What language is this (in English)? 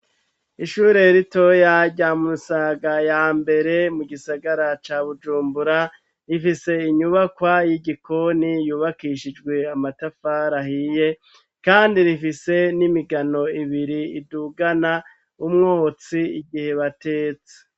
Rundi